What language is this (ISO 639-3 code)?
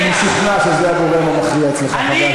heb